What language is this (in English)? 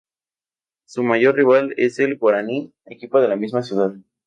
Spanish